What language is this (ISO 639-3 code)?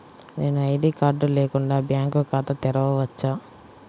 tel